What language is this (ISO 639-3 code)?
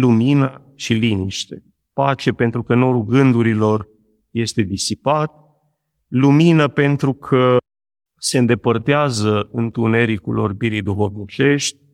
ron